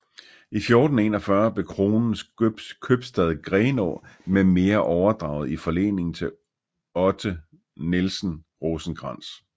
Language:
Danish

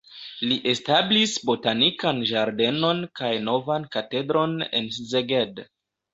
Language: Esperanto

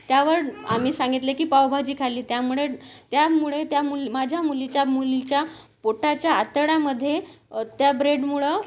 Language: Marathi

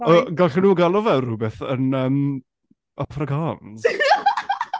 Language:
Welsh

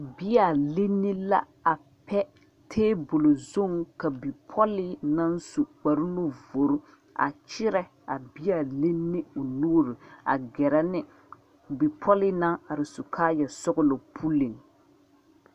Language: Southern Dagaare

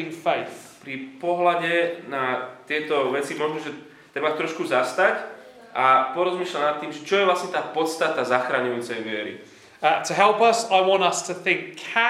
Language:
Slovak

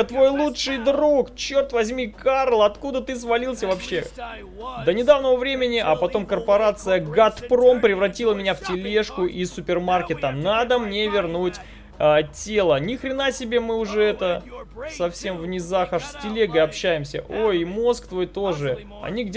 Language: Russian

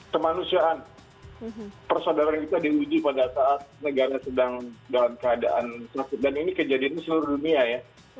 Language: Indonesian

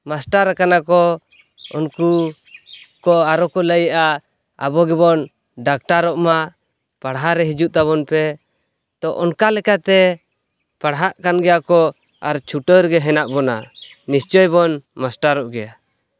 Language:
Santali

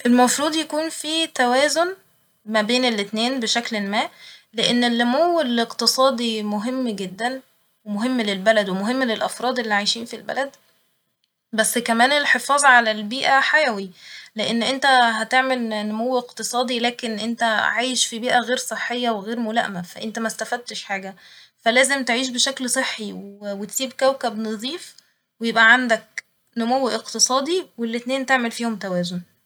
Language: Egyptian Arabic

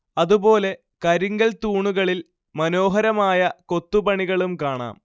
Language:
Malayalam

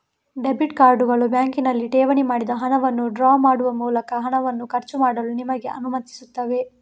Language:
Kannada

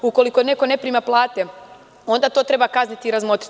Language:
Serbian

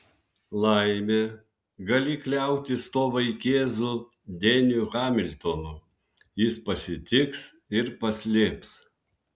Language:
Lithuanian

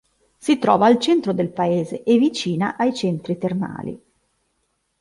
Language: Italian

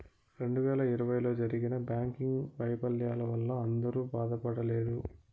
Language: Telugu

